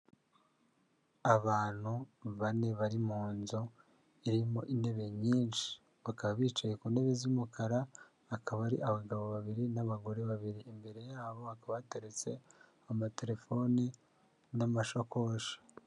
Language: Kinyarwanda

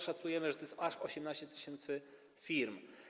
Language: Polish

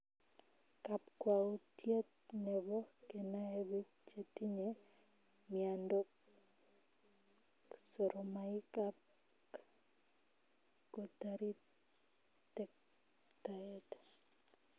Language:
Kalenjin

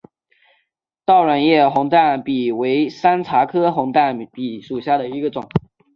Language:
Chinese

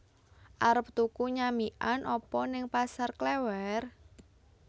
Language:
Javanese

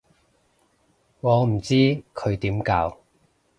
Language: Cantonese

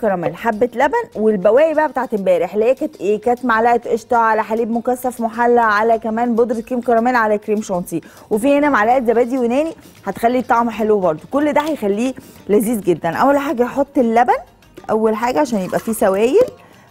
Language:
Arabic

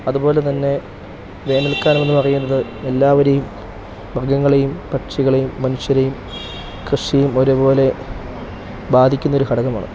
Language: Malayalam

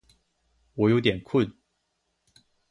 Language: Chinese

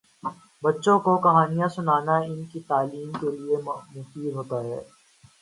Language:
Urdu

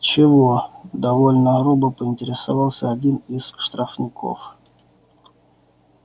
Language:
Russian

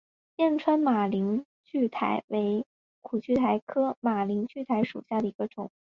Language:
Chinese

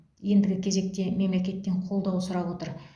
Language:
Kazakh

